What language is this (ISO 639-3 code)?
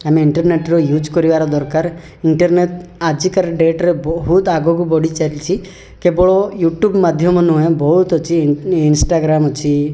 ori